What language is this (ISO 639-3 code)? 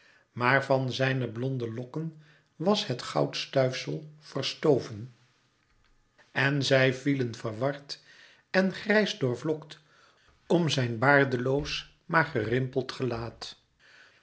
nld